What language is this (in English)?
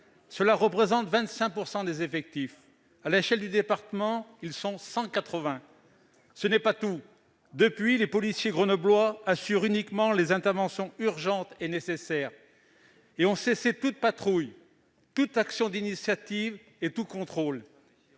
French